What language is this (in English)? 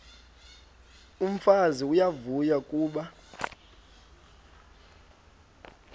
Xhosa